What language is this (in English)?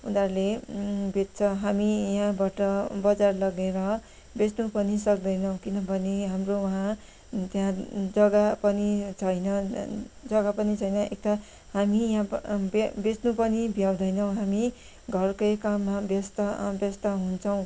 Nepali